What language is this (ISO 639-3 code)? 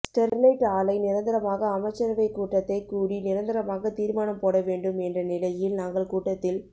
tam